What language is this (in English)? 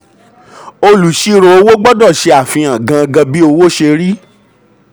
Yoruba